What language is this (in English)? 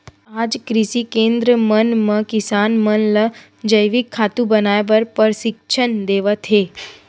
Chhattisgarhi